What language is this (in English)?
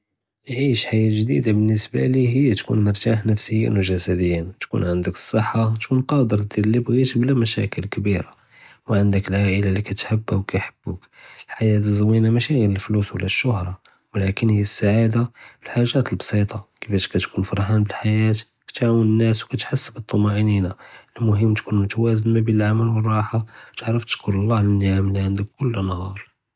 Judeo-Arabic